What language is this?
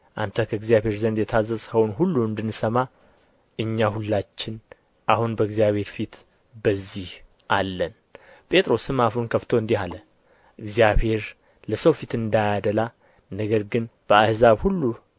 Amharic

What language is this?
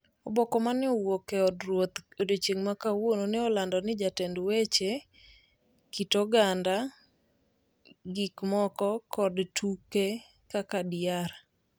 Luo (Kenya and Tanzania)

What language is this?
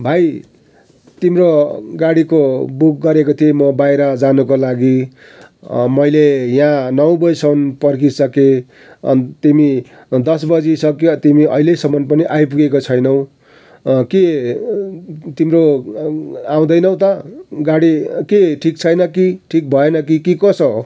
Nepali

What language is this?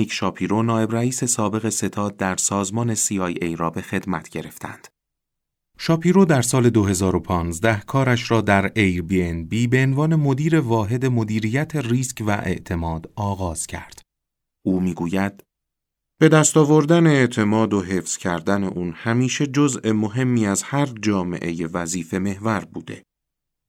Persian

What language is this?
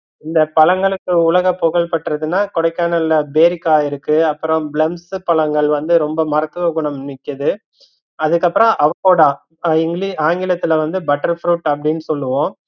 Tamil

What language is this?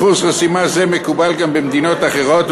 Hebrew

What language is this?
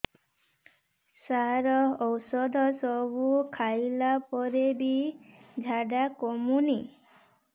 Odia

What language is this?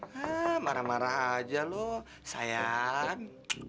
Indonesian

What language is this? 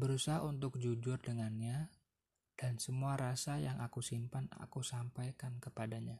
Indonesian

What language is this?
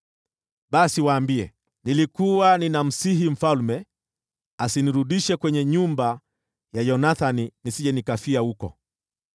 Swahili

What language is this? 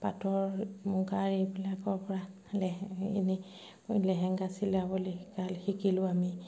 Assamese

